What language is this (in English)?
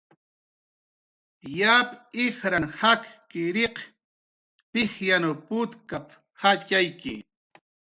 Jaqaru